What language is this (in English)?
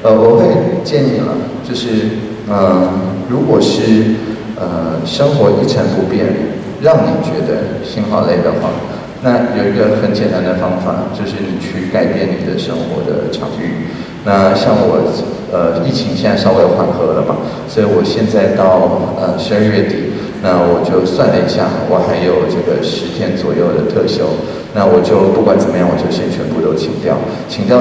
Chinese